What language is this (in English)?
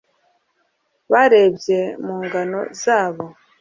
Kinyarwanda